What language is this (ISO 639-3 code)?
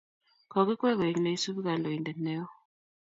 kln